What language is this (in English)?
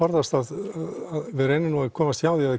Icelandic